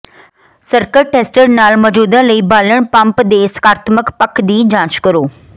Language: Punjabi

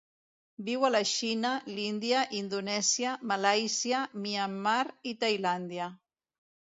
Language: Catalan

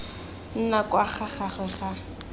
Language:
Tswana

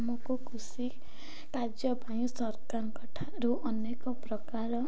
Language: Odia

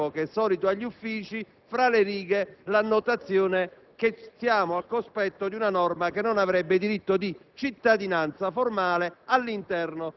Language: Italian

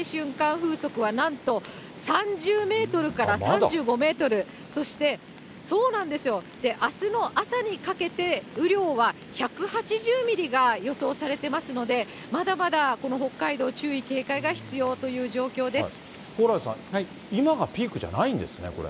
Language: Japanese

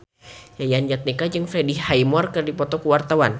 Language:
Sundanese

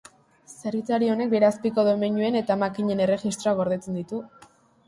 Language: Basque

